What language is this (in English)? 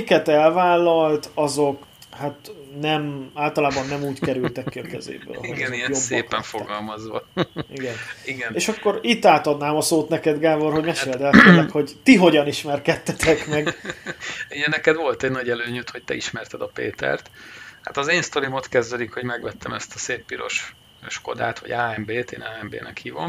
Hungarian